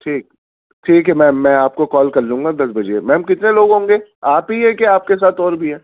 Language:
Urdu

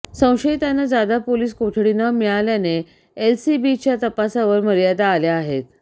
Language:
Marathi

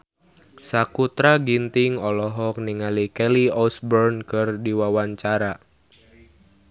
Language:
Sundanese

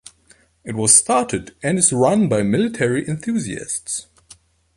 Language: English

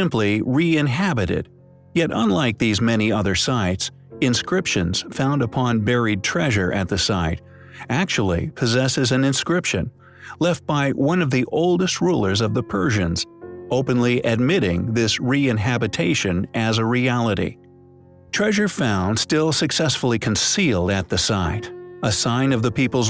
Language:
English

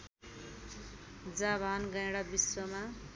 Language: Nepali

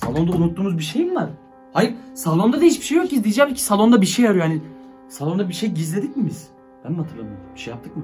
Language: Turkish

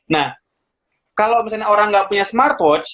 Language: Indonesian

